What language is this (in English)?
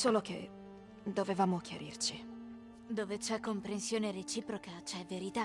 Italian